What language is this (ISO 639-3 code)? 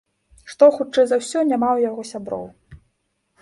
bel